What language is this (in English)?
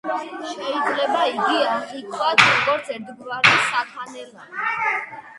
Georgian